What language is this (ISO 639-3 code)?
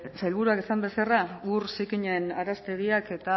eus